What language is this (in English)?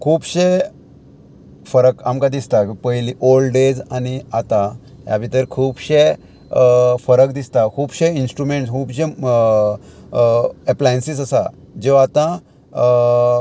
Konkani